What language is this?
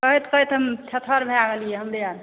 Maithili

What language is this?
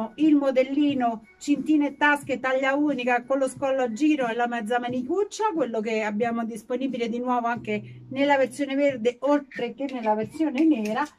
Italian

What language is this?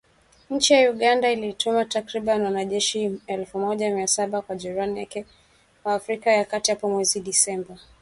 Swahili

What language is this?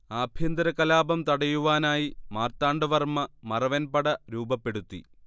Malayalam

